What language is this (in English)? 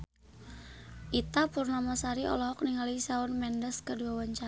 Sundanese